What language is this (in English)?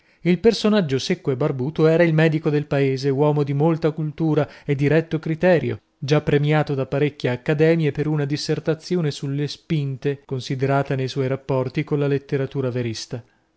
Italian